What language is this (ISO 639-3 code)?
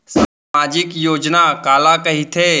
hne